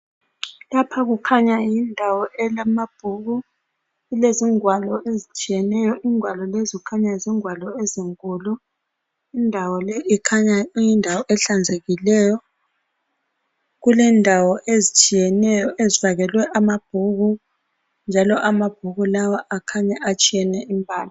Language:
North Ndebele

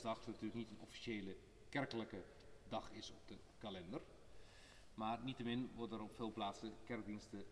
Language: Dutch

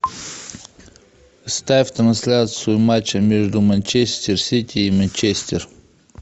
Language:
Russian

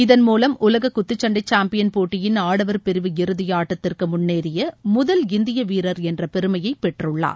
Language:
Tamil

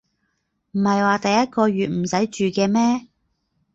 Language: Cantonese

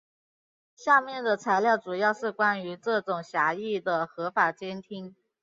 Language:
Chinese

